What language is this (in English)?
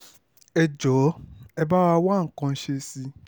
Yoruba